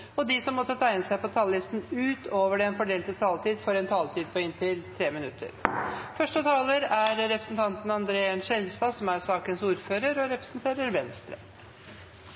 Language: Norwegian Bokmål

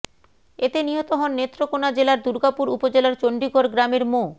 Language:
Bangla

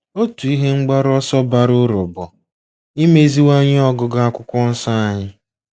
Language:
Igbo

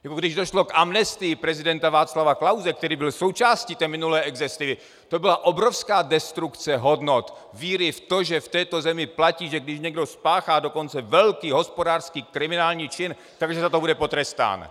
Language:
Czech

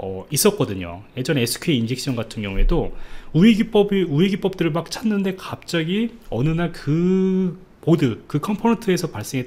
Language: Korean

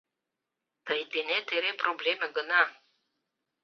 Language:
Mari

